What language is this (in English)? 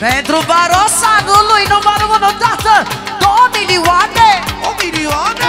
Romanian